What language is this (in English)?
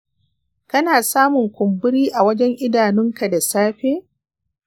Hausa